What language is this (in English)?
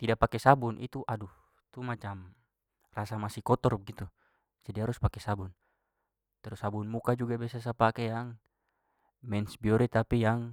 Papuan Malay